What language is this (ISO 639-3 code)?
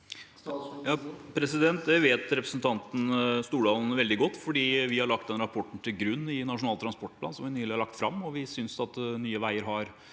nor